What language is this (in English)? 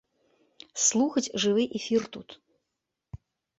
Belarusian